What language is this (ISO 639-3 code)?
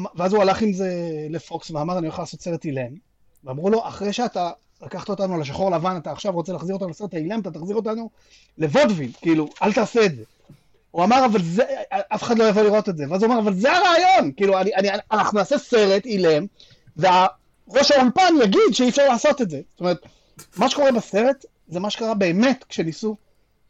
heb